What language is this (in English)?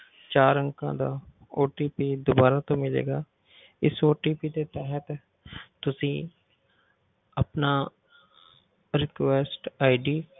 Punjabi